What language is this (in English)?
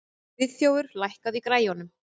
Icelandic